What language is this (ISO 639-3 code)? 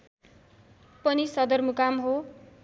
nep